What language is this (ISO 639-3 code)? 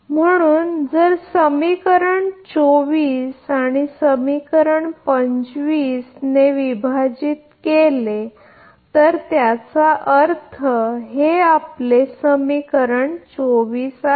mar